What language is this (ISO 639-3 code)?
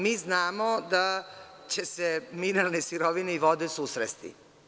srp